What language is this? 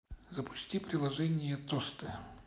Russian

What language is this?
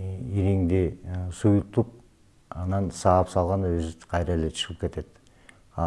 Turkish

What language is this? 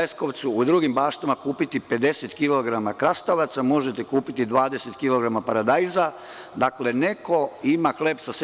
Serbian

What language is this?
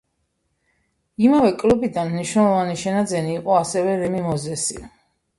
Georgian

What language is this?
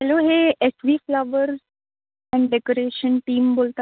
Marathi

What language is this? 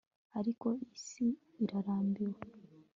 Kinyarwanda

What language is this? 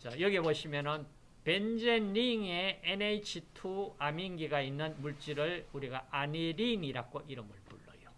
Korean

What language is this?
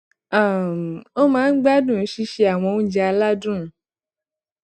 Yoruba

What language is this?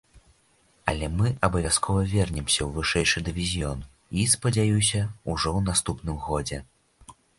Belarusian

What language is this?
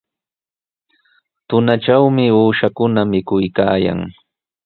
Sihuas Ancash Quechua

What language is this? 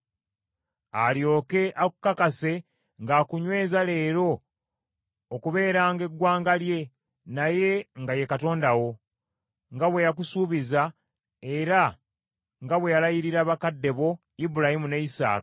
Ganda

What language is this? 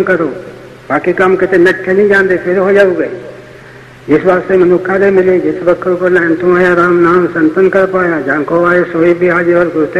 Punjabi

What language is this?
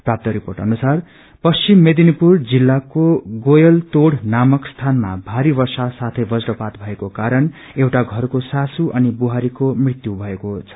Nepali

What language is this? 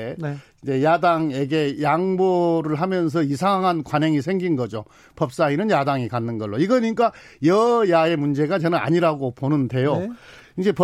Korean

